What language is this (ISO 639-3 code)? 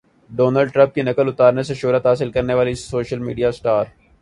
urd